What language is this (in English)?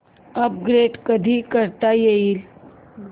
Marathi